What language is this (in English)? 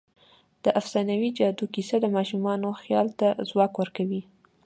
Pashto